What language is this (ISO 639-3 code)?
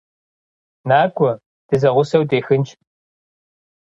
kbd